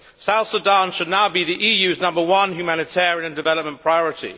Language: English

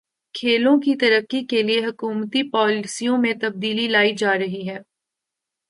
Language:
Urdu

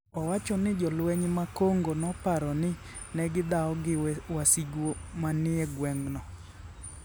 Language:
Luo (Kenya and Tanzania)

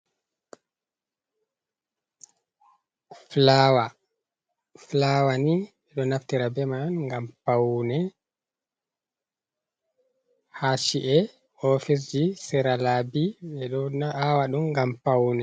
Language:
Fula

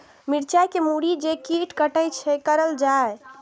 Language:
Maithili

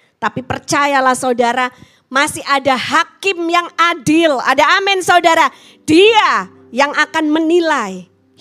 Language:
Indonesian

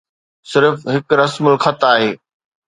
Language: Sindhi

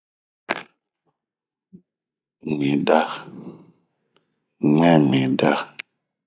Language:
Bomu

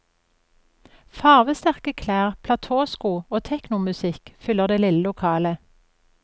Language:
Norwegian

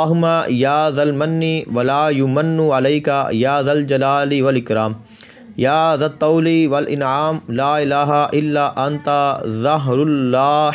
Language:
Arabic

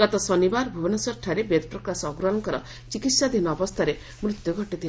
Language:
Odia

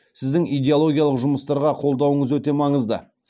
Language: Kazakh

